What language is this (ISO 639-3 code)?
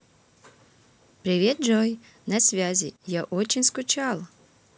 rus